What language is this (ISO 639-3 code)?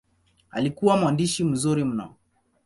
swa